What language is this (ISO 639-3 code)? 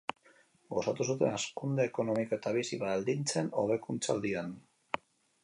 eus